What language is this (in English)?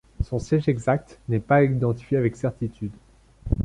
French